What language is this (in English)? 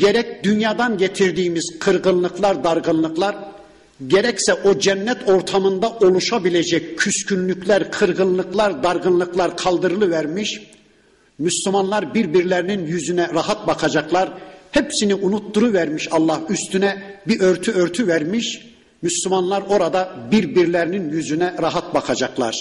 Turkish